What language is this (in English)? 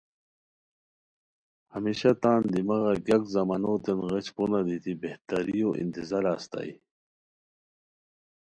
Khowar